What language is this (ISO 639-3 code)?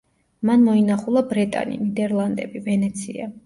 kat